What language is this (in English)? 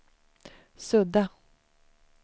Swedish